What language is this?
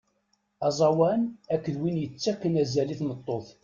Kabyle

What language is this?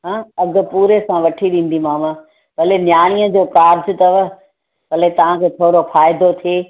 Sindhi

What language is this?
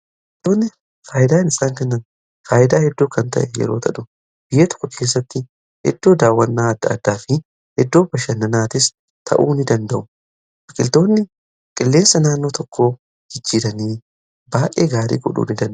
Oromo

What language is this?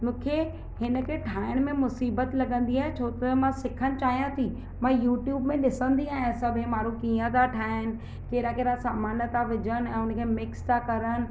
Sindhi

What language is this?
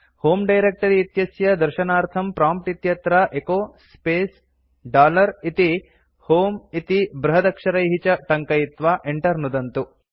Sanskrit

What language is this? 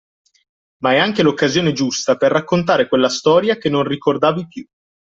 Italian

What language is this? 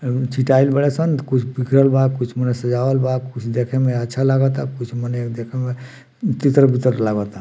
Bhojpuri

